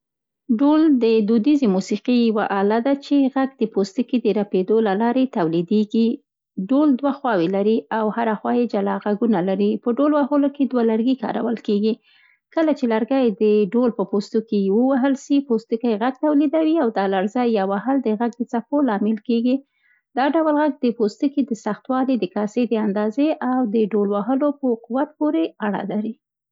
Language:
Central Pashto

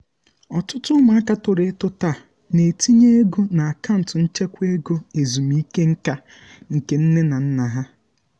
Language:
Igbo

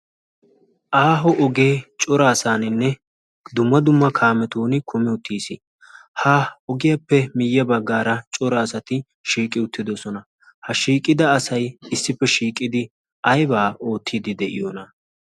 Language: Wolaytta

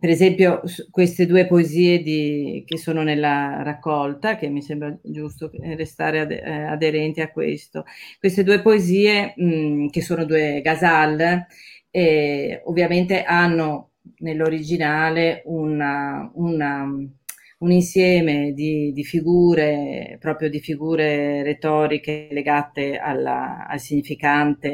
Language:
Italian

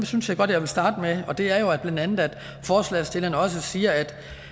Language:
Danish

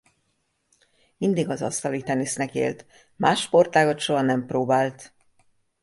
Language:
Hungarian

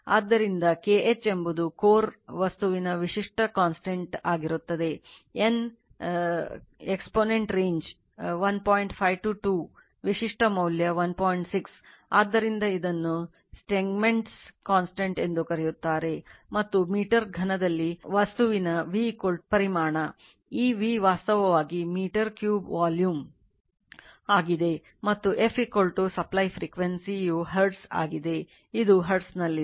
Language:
Kannada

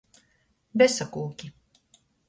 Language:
Latgalian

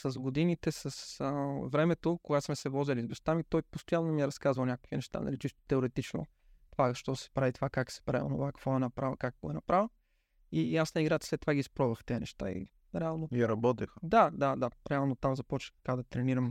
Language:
Bulgarian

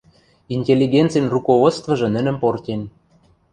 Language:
Western Mari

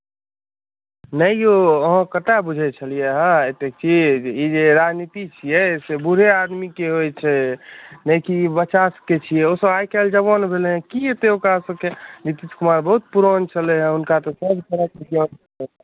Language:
Maithili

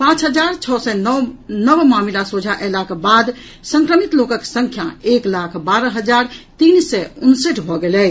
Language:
Maithili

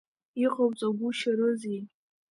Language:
Abkhazian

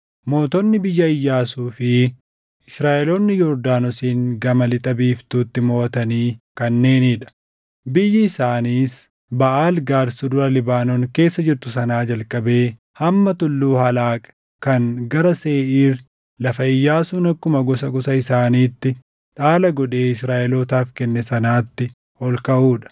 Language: Oromo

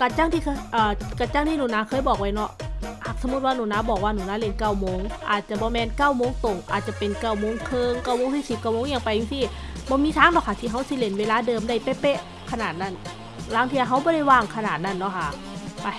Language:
Thai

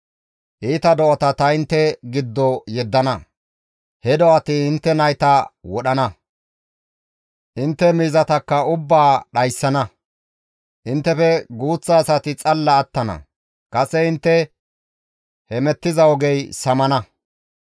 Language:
Gamo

